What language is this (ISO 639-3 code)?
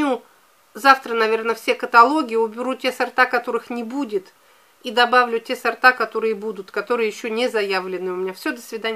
rus